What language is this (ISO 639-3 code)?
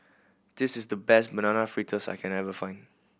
eng